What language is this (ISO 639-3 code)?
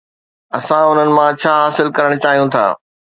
snd